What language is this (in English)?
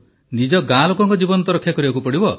Odia